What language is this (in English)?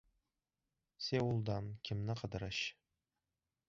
Uzbek